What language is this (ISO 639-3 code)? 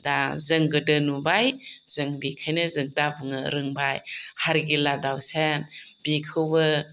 brx